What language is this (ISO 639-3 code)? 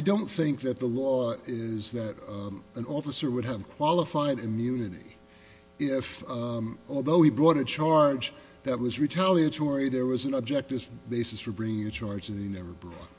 eng